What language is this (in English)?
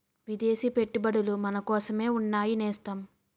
Telugu